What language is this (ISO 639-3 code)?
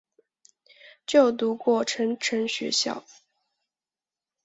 zho